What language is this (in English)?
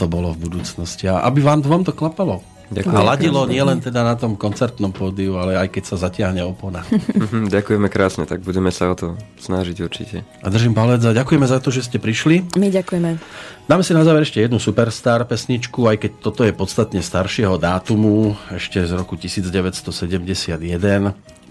Slovak